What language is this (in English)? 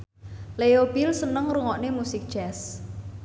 Javanese